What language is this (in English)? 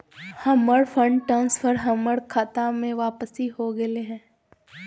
Magahi